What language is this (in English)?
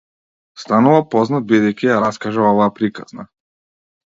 Macedonian